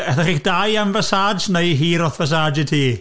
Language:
Welsh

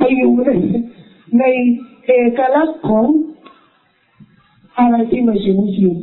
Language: Thai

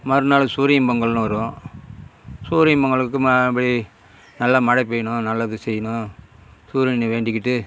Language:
Tamil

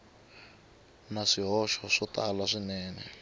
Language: Tsonga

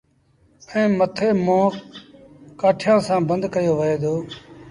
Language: Sindhi Bhil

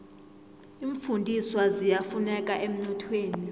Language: South Ndebele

